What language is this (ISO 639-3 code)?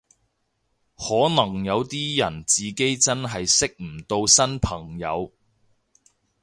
yue